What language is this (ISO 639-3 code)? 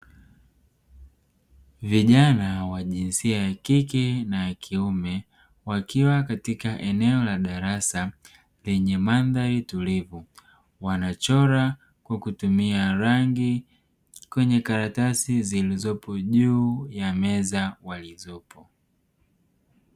swa